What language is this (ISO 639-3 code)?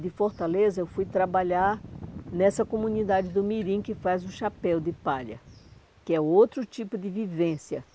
por